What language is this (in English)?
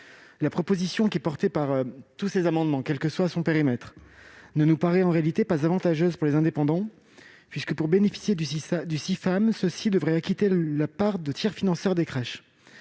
French